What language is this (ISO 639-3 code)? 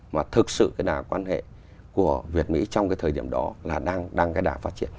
vie